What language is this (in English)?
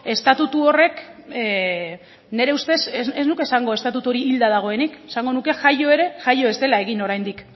Basque